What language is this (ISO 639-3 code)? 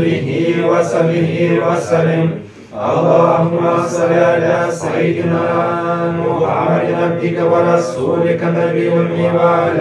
ara